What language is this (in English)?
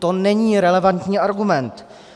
Czech